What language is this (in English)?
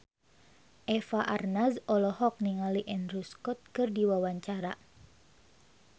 Sundanese